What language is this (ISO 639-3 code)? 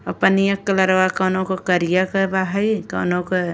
bho